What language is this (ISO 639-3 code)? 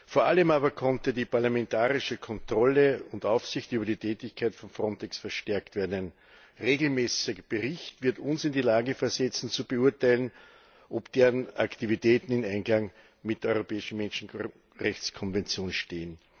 deu